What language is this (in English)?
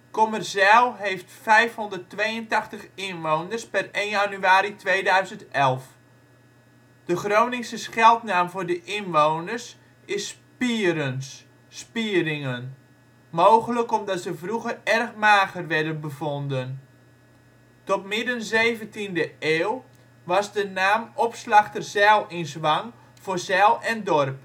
Dutch